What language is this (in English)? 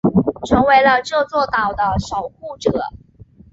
Chinese